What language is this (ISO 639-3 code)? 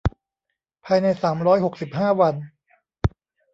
tha